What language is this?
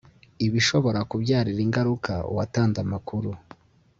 Kinyarwanda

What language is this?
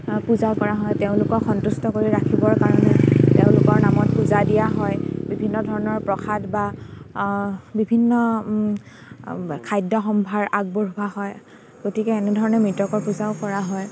Assamese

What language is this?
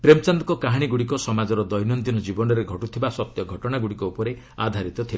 Odia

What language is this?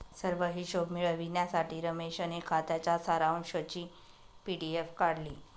Marathi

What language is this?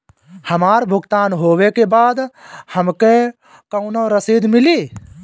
Bhojpuri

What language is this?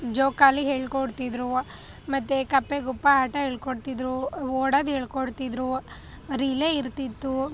Kannada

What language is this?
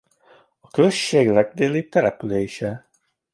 Hungarian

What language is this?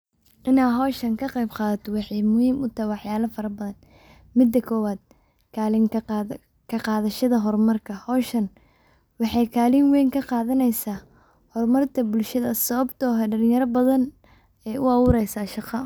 Somali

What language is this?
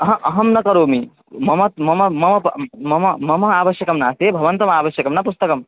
Sanskrit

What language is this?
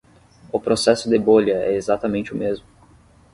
Portuguese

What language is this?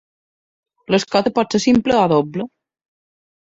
Catalan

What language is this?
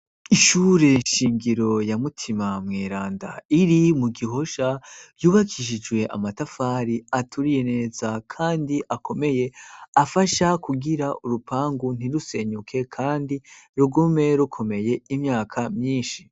Rundi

